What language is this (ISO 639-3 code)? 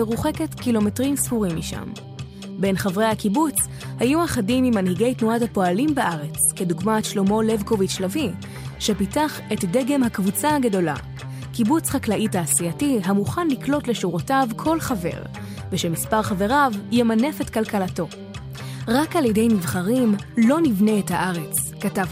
heb